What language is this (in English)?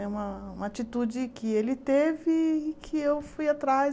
Portuguese